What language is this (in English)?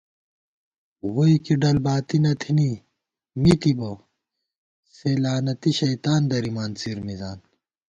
Gawar-Bati